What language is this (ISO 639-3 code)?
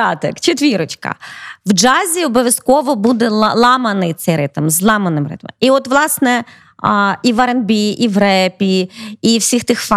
ukr